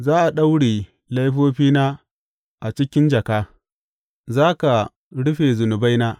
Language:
Hausa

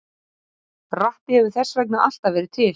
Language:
Icelandic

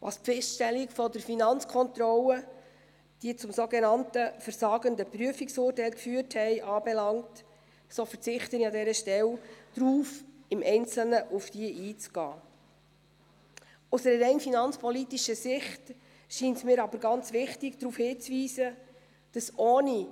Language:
Swiss German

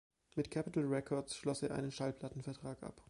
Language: German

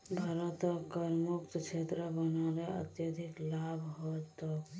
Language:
Magahi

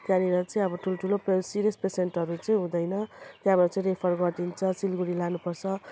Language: Nepali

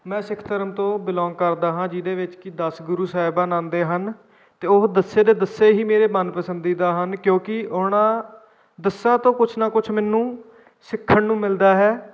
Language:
Punjabi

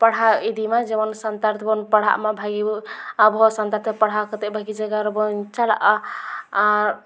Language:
Santali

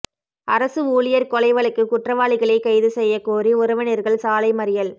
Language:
Tamil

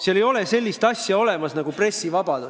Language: Estonian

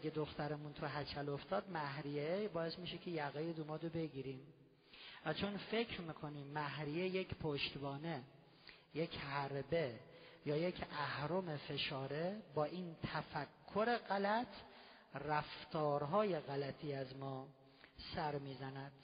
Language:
Persian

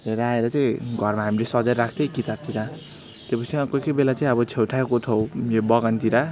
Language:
Nepali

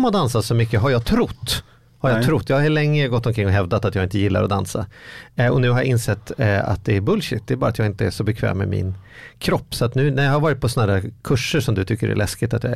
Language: Swedish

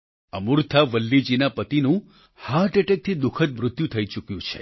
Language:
Gujarati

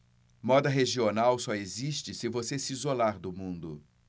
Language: Portuguese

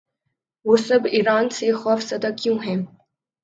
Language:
Urdu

